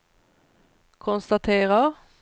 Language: Swedish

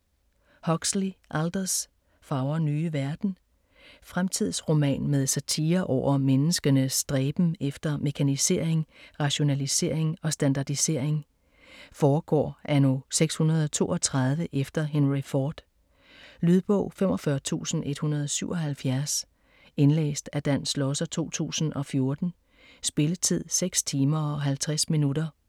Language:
Danish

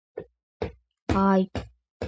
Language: Georgian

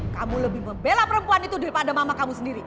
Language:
Indonesian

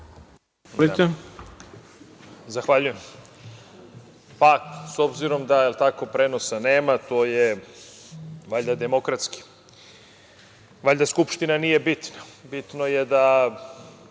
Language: Serbian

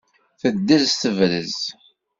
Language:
Kabyle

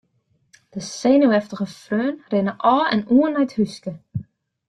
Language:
Western Frisian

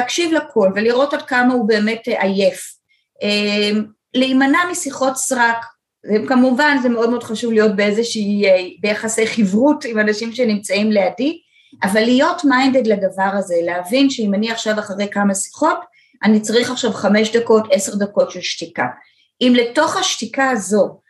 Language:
Hebrew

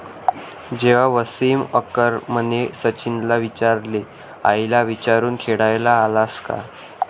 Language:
Marathi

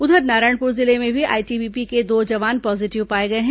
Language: Hindi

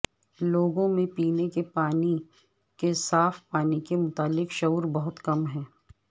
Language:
Urdu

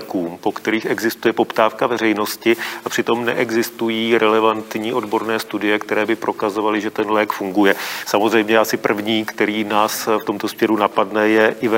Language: Czech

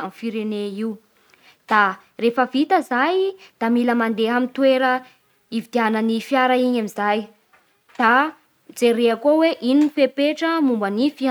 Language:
Bara Malagasy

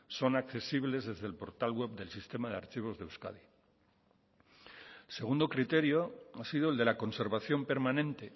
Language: Spanish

